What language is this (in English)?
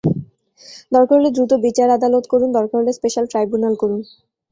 Bangla